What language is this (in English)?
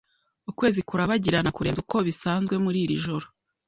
Kinyarwanda